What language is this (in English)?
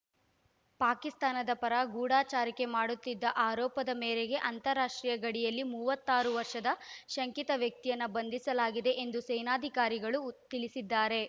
Kannada